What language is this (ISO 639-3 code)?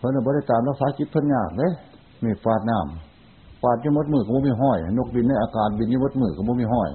tha